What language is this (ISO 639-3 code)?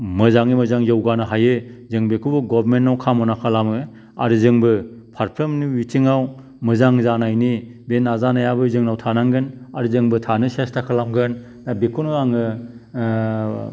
brx